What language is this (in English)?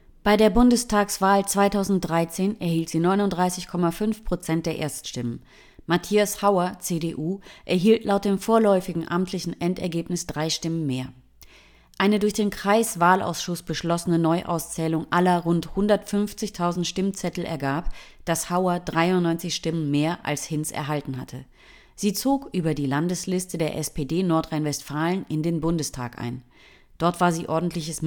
German